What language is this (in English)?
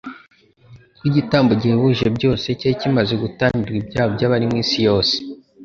Kinyarwanda